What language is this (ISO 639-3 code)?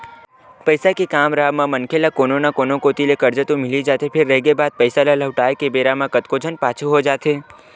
hne